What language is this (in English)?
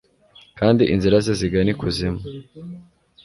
Kinyarwanda